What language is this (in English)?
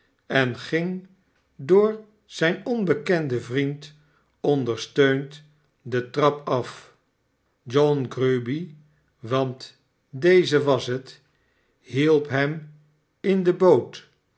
Dutch